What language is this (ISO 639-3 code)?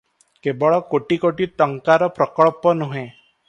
ori